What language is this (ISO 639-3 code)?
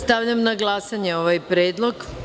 srp